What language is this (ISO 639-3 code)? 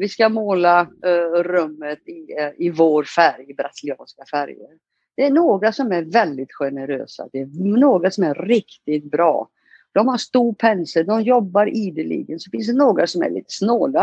swe